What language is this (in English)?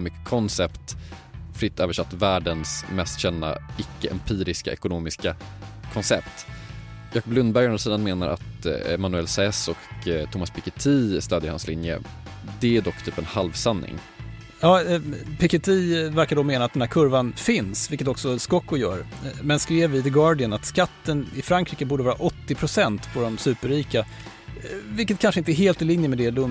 Swedish